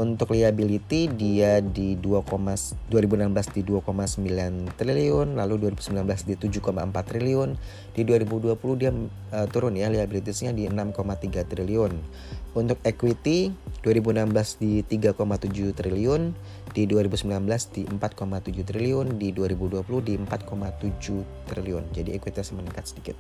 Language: Indonesian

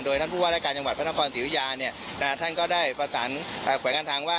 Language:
Thai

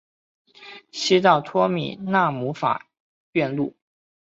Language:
Chinese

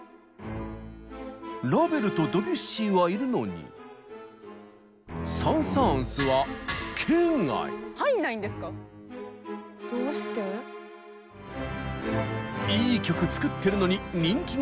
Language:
Japanese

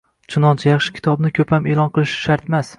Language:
Uzbek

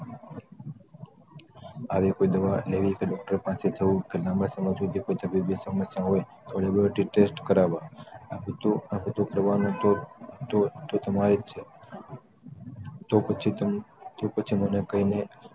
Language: Gujarati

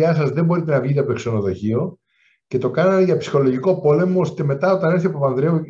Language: Greek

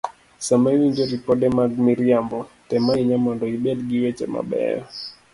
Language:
Luo (Kenya and Tanzania)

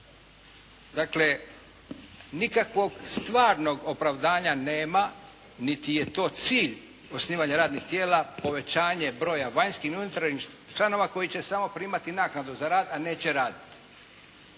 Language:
Croatian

